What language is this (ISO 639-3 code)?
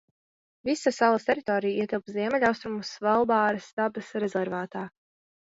lav